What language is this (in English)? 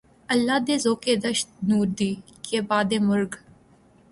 Urdu